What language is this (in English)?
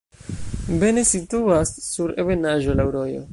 Esperanto